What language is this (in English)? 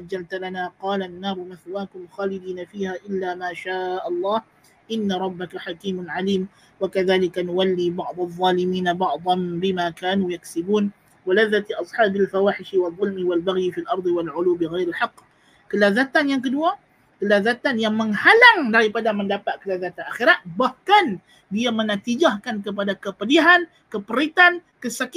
Malay